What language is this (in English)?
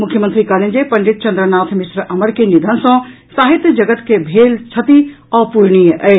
Maithili